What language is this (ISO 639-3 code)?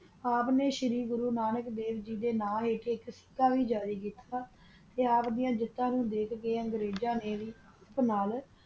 pan